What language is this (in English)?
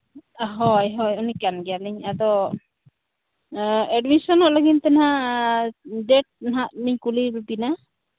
Santali